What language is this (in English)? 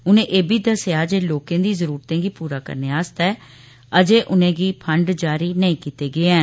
Dogri